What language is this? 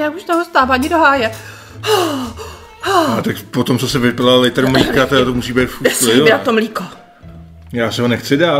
Czech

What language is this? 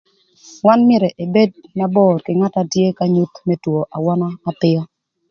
Thur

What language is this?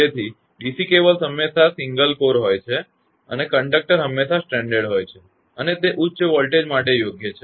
Gujarati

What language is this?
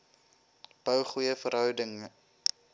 Afrikaans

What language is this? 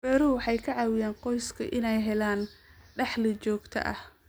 Somali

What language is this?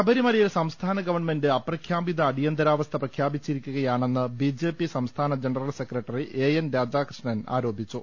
Malayalam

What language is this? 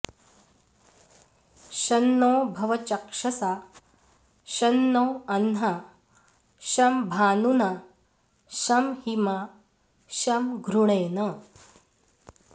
Sanskrit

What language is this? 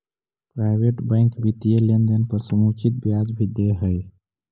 Magahi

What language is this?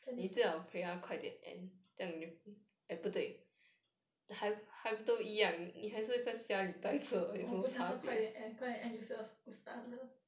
English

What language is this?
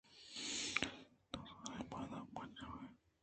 Eastern Balochi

